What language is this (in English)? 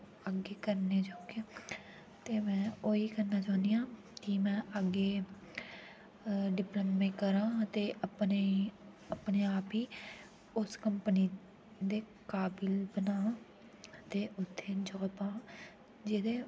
Dogri